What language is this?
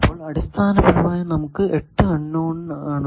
Malayalam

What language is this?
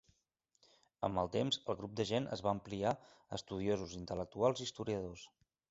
Catalan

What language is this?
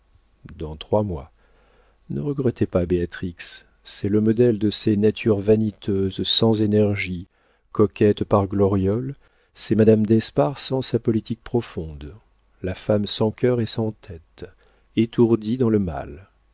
French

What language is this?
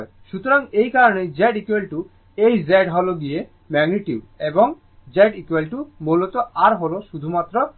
Bangla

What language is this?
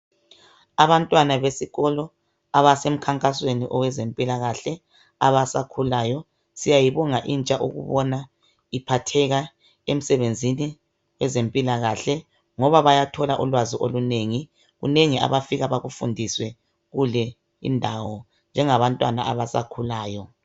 North Ndebele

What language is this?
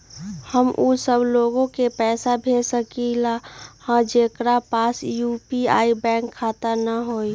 Magahi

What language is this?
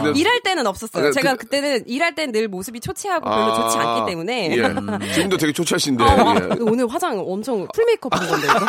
Korean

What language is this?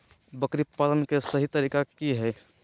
Magahi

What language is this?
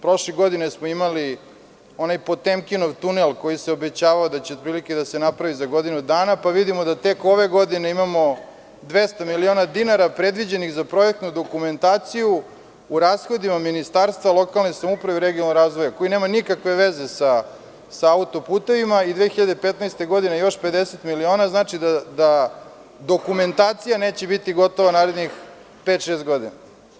Serbian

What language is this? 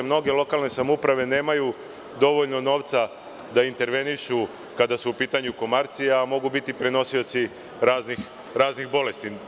Serbian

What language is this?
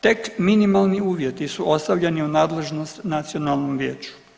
Croatian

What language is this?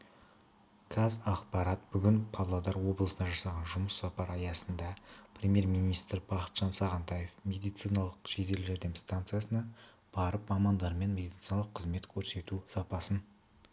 Kazakh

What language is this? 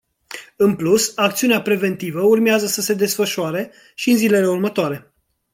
Romanian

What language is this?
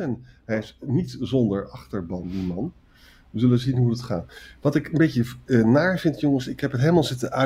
Dutch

